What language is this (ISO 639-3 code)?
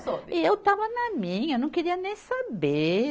por